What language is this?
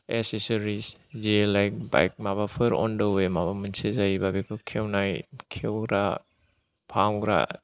Bodo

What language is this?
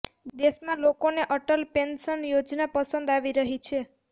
Gujarati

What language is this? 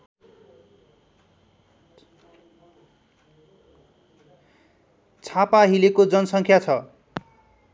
Nepali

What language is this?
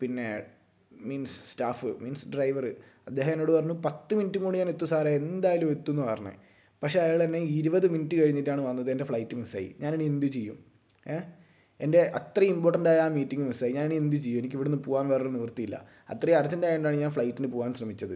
Malayalam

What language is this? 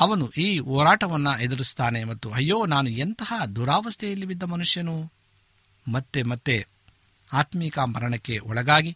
Kannada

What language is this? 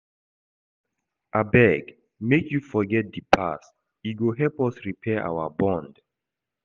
Nigerian Pidgin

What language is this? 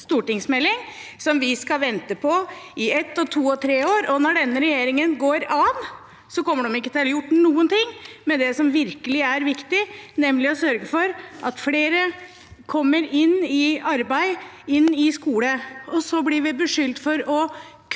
Norwegian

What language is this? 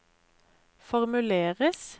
Norwegian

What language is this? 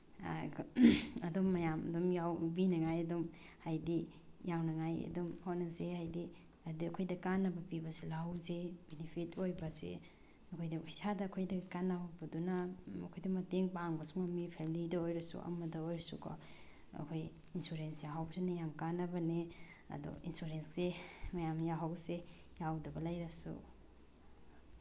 Manipuri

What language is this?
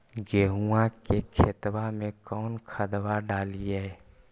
Magahi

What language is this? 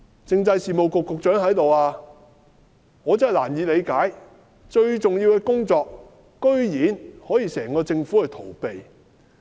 Cantonese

